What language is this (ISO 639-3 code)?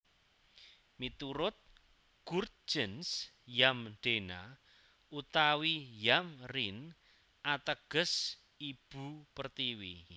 jav